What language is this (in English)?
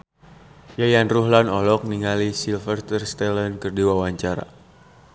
Sundanese